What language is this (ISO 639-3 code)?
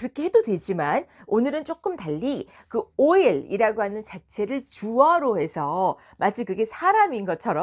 kor